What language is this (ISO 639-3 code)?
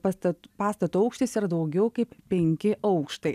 lit